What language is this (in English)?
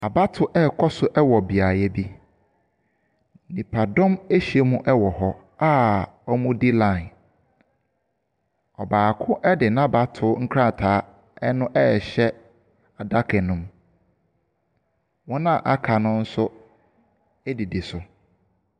Akan